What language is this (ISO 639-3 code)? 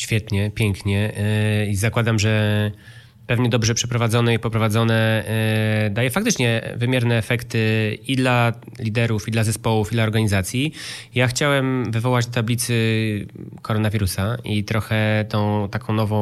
pol